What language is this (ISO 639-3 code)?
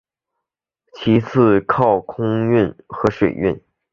zho